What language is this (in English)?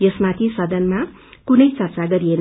Nepali